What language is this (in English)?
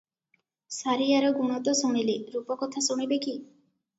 Odia